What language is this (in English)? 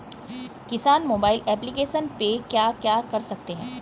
Hindi